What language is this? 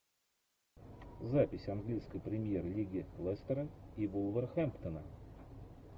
Russian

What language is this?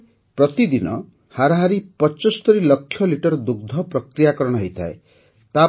Odia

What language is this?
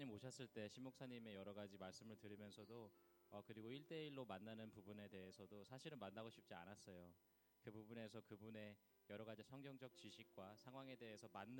Korean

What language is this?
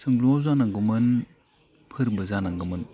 Bodo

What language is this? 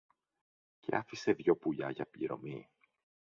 Greek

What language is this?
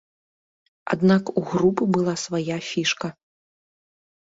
Belarusian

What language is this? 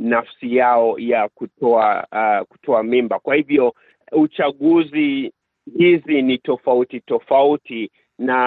Swahili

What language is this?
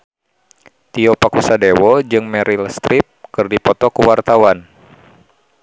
Sundanese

